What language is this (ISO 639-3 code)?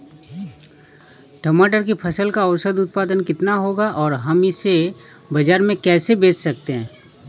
hin